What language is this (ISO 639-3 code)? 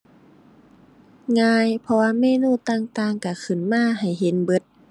tha